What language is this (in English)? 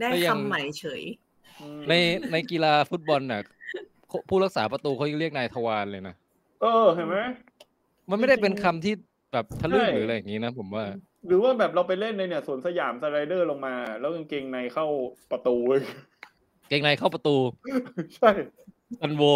Thai